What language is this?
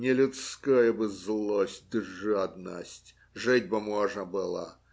Russian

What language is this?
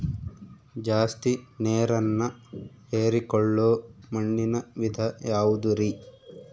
Kannada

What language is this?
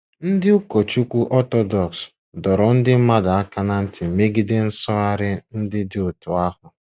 Igbo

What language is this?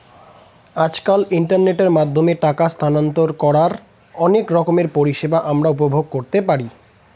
Bangla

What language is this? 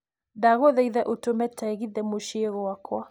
Kikuyu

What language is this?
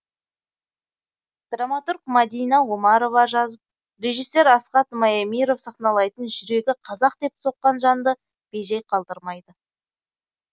Kazakh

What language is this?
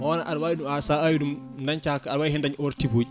Fula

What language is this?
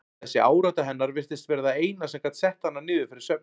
Icelandic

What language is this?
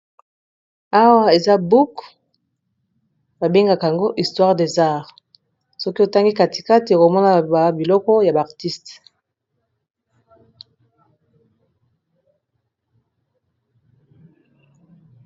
Lingala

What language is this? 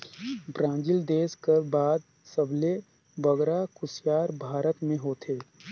Chhattisgarhi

